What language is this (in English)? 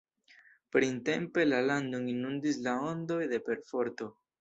Esperanto